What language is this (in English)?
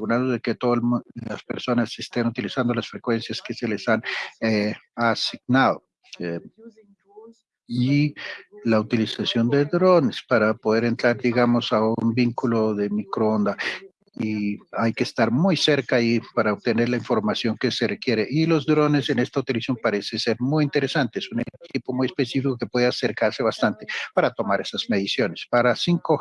Spanish